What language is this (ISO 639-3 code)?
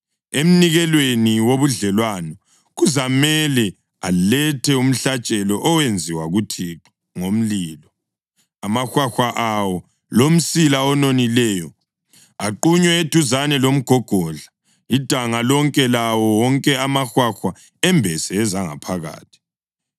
nde